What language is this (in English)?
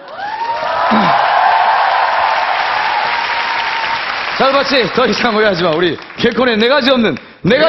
Korean